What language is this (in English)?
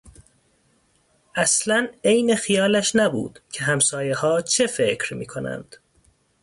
Persian